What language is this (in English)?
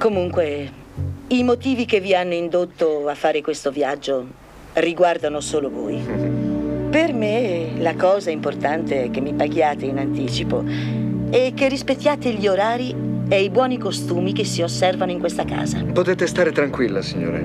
Italian